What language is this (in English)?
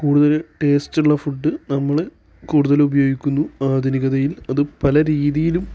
Malayalam